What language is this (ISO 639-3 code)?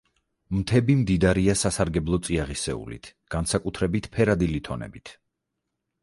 kat